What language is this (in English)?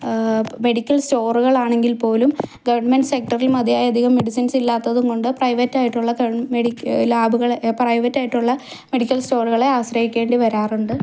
Malayalam